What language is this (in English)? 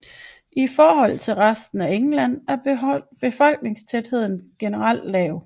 Danish